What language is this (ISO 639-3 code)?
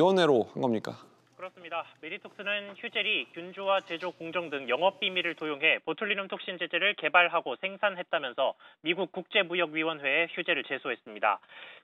kor